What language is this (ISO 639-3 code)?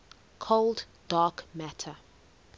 eng